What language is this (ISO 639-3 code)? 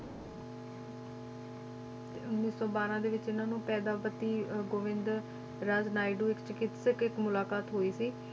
pan